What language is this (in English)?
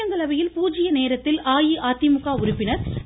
Tamil